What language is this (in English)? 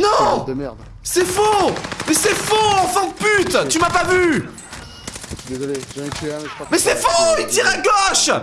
French